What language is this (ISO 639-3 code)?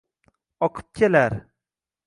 uzb